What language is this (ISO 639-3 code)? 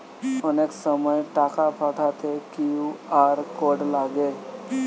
ben